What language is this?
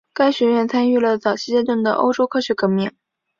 Chinese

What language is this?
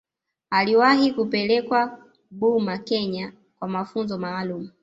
Swahili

